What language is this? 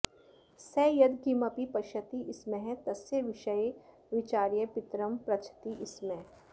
Sanskrit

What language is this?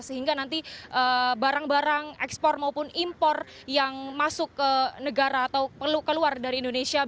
Indonesian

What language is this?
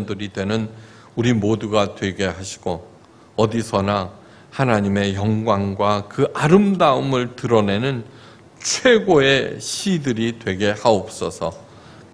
Korean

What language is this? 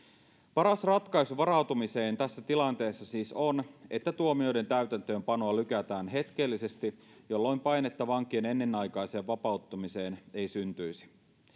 Finnish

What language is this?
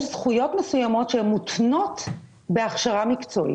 Hebrew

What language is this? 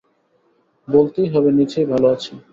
Bangla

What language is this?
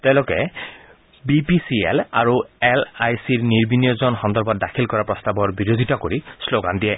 Assamese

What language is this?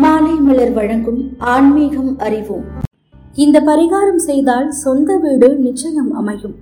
Tamil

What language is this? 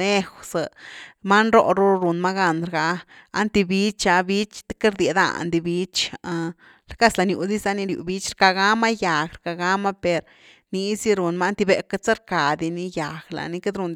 Güilá Zapotec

